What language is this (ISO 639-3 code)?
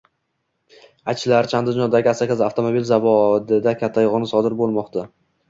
uzb